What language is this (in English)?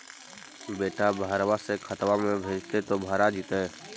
Magahi